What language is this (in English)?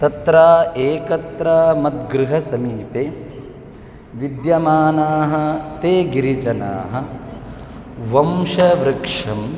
Sanskrit